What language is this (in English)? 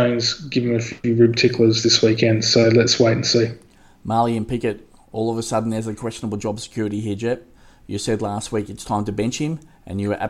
English